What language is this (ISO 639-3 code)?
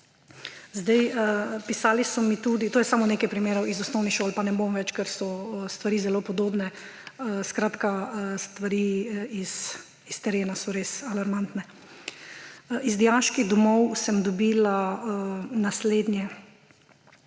slv